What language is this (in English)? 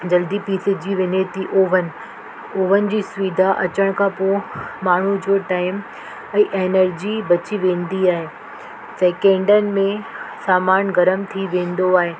Sindhi